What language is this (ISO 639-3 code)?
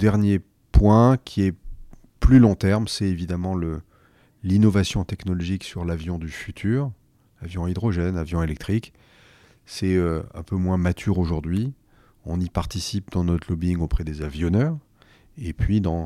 fra